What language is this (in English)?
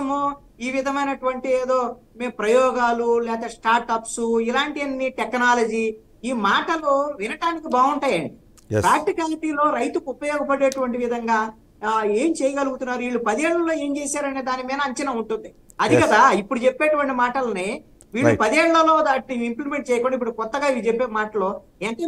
Telugu